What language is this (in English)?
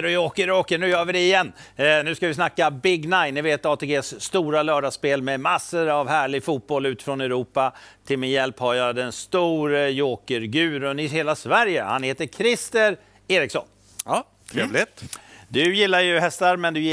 Swedish